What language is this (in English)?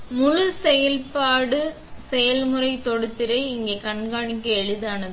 Tamil